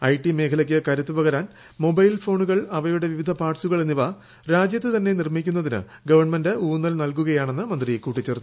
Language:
Malayalam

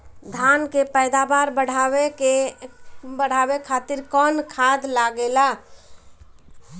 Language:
Bhojpuri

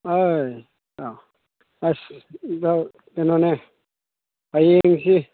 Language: Manipuri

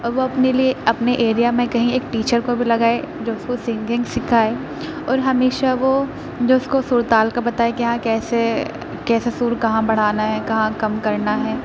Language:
Urdu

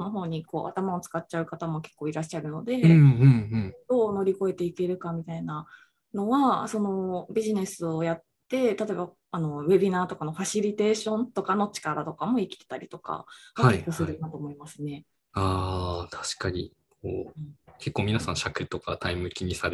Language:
Japanese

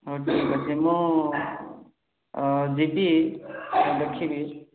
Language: Odia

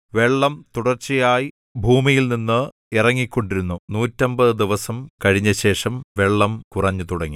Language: Malayalam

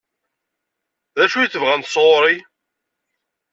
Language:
Kabyle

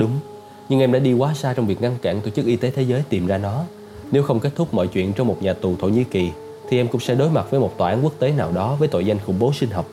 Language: Vietnamese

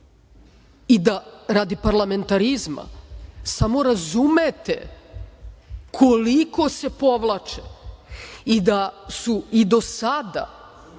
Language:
Serbian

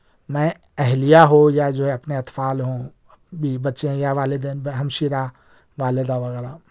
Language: Urdu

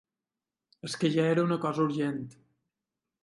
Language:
Catalan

